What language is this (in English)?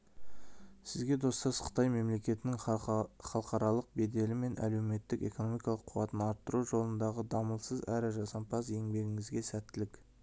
Kazakh